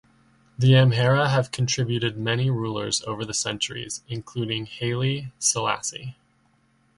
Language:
English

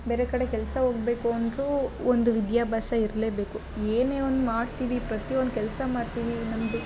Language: Kannada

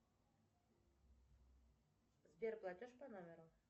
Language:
Russian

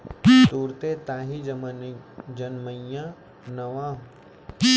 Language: Chhattisgarhi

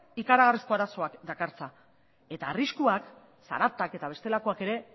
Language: Basque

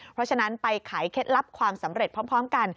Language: Thai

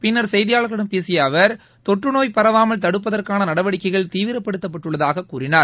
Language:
Tamil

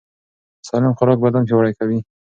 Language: Pashto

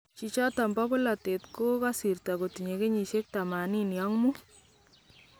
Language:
Kalenjin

